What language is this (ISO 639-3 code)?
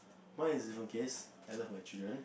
eng